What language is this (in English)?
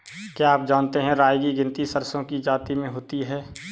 Hindi